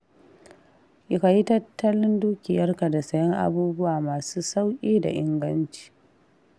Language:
Hausa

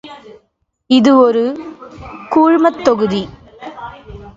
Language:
Tamil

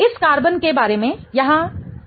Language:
Hindi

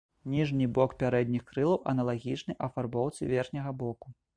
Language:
Belarusian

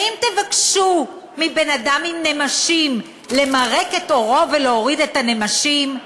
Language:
Hebrew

